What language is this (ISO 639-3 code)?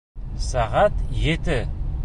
bak